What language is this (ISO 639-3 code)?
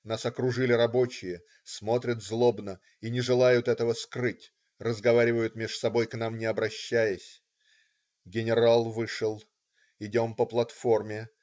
rus